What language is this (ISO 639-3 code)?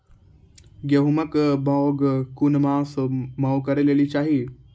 mai